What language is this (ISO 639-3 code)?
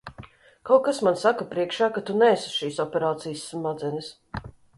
lav